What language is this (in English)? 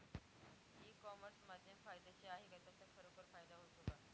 Marathi